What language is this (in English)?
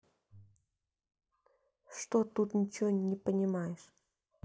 Russian